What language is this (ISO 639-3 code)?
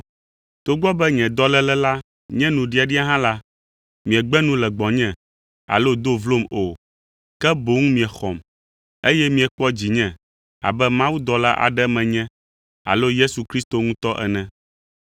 ewe